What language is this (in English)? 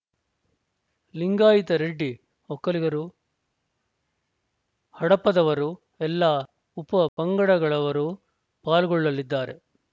Kannada